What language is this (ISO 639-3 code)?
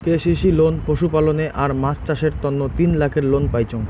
ben